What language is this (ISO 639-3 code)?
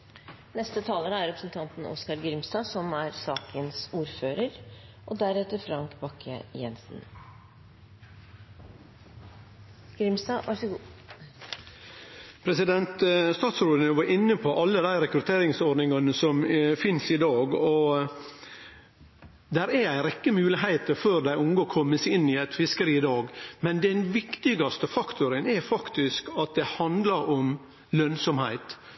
nno